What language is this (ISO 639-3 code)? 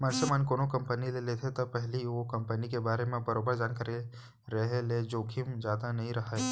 hne